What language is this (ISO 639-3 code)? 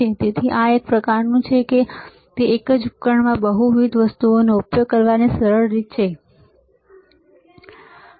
guj